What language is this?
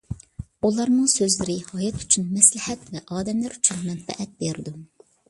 Uyghur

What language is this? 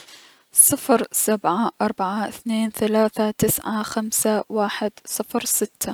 Mesopotamian Arabic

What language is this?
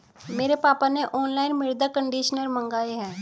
Hindi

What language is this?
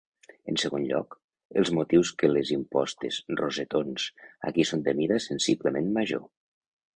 Catalan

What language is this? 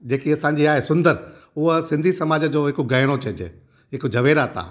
Sindhi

